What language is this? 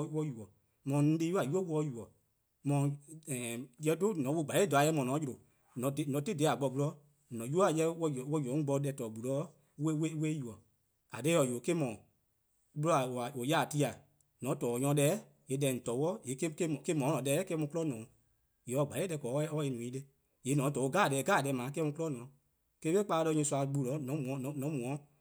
Eastern Krahn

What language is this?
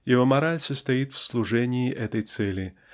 Russian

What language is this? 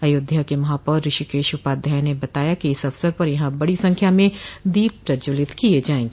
Hindi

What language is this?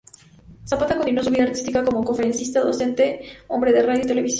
Spanish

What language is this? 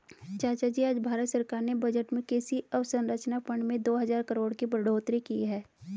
Hindi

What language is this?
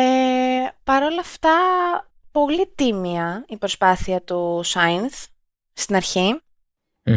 Greek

